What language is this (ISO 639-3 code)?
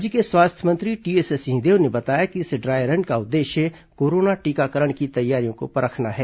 hin